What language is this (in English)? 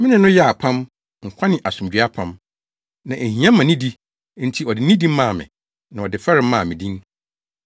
Akan